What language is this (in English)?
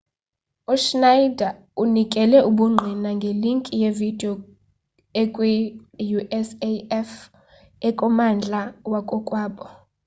Xhosa